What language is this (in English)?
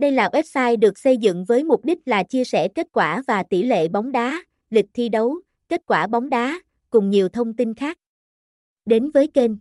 Vietnamese